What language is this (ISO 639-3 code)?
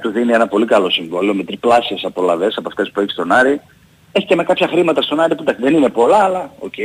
ell